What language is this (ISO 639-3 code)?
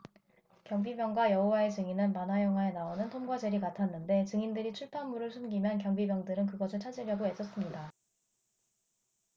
kor